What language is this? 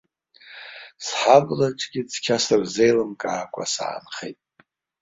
Abkhazian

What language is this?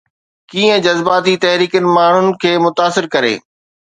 Sindhi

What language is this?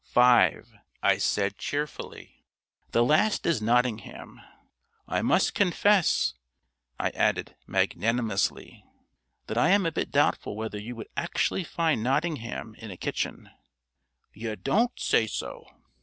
English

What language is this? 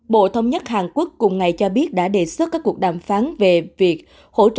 Vietnamese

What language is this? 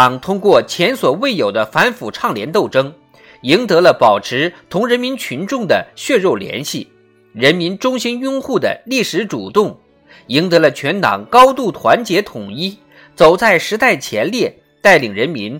Chinese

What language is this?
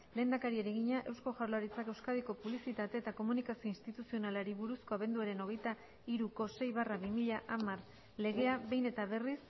Basque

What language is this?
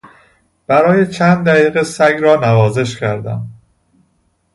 Persian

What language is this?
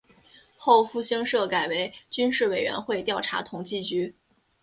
Chinese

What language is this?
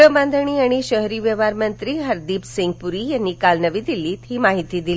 Marathi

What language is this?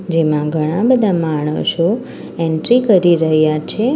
Gujarati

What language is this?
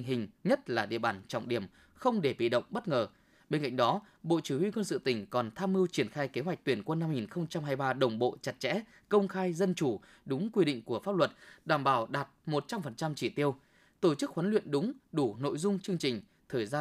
Vietnamese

